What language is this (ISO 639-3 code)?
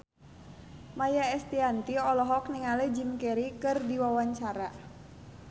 sun